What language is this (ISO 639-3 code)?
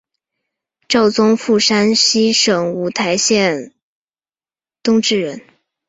zho